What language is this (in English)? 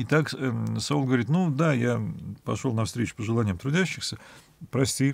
Russian